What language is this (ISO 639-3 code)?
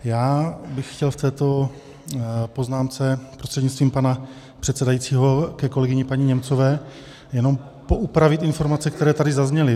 ces